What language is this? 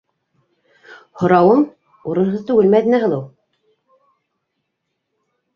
Bashkir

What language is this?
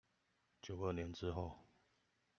Chinese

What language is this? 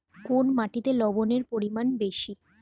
Bangla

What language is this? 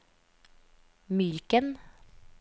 Norwegian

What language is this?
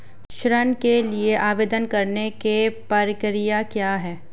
Hindi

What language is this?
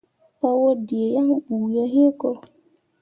Mundang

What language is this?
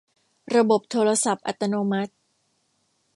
Thai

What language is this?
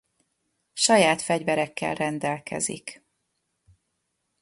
Hungarian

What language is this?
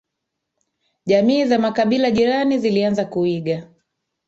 Swahili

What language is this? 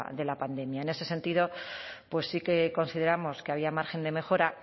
Spanish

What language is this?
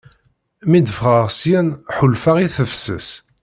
Kabyle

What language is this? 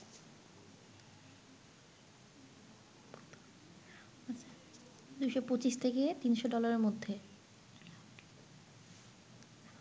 Bangla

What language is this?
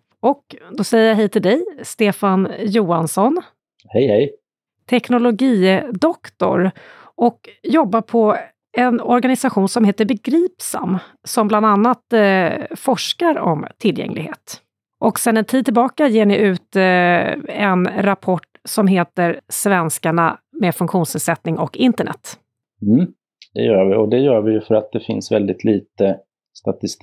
Swedish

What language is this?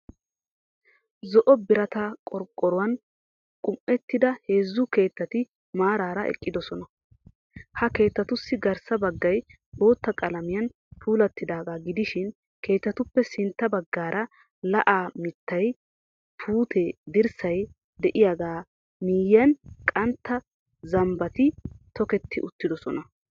Wolaytta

